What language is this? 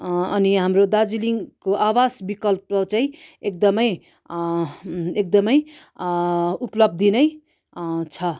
Nepali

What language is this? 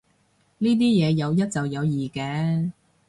Cantonese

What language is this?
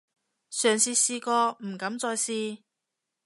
Cantonese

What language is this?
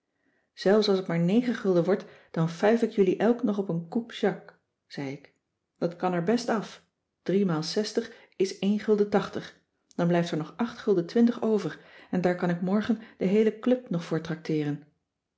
Dutch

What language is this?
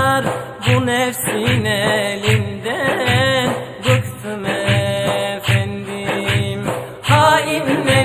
Turkish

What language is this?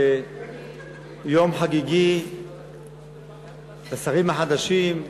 Hebrew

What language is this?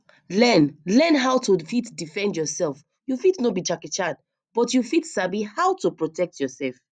Nigerian Pidgin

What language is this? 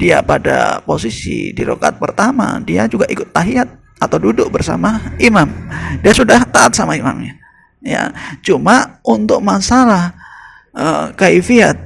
Indonesian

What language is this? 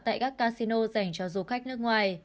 Vietnamese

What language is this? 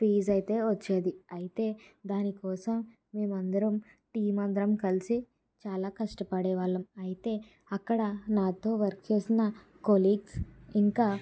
Telugu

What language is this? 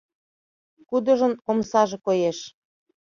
Mari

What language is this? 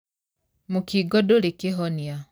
Kikuyu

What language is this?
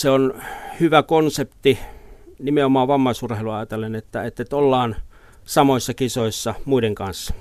Finnish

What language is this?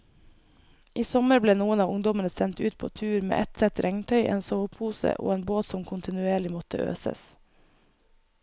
Norwegian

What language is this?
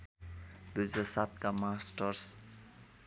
Nepali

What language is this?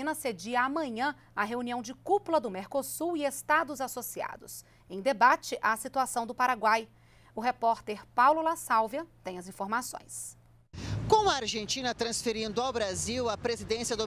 Portuguese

